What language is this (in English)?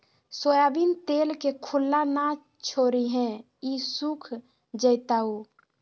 Magahi